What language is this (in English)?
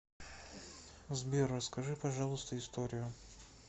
Russian